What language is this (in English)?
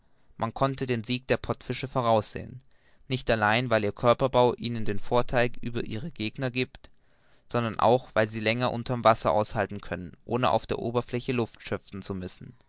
German